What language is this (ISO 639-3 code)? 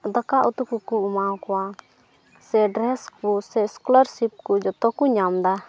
sat